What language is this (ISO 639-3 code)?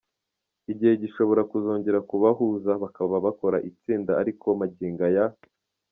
kin